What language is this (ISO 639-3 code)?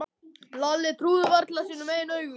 isl